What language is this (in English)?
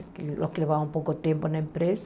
Portuguese